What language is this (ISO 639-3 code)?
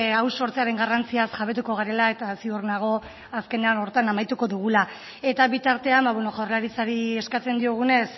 eus